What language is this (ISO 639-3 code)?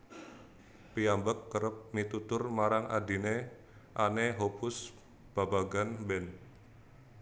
jav